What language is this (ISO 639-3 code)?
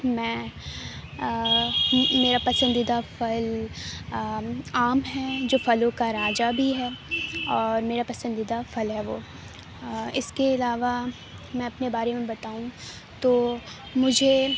urd